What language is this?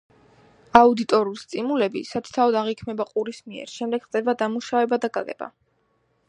Georgian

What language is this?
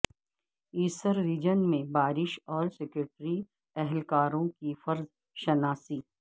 Urdu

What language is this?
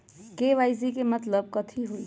Magahi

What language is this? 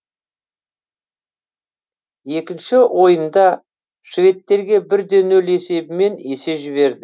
Kazakh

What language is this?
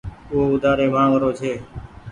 Goaria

